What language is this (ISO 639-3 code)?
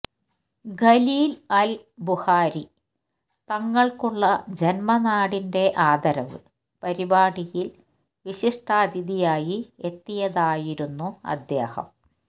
mal